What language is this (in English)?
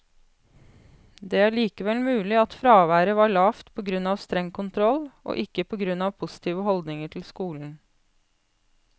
Norwegian